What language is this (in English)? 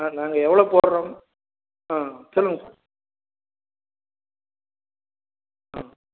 Tamil